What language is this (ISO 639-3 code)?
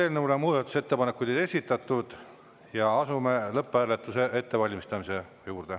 est